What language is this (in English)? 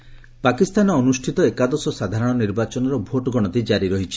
Odia